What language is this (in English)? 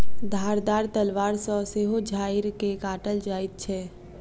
Maithili